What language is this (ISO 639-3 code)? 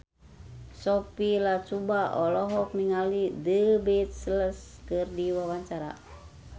sun